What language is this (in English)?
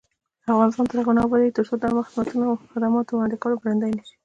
Pashto